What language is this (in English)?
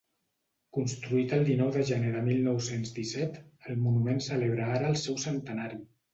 Catalan